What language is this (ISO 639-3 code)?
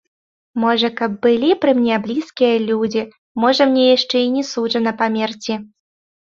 bel